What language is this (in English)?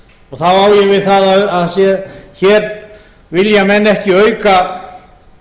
Icelandic